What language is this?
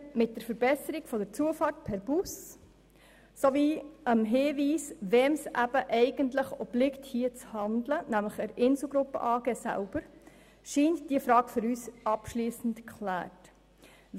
Swiss German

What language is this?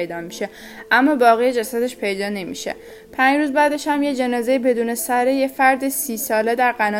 Persian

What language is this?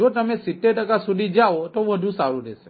Gujarati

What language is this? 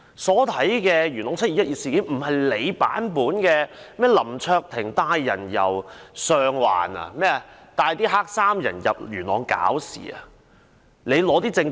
Cantonese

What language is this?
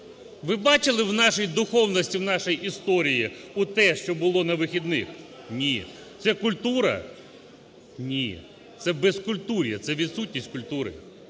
Ukrainian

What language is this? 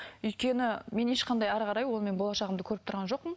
Kazakh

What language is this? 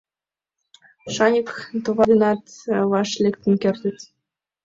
Mari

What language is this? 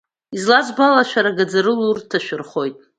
Abkhazian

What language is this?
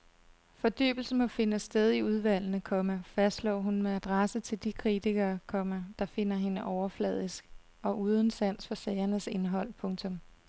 Danish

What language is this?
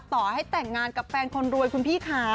Thai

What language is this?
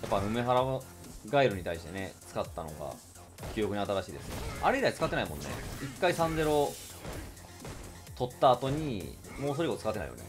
Japanese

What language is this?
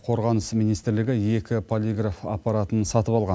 Kazakh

